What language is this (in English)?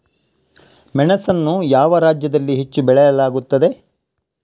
Kannada